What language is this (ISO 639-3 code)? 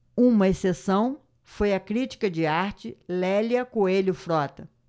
por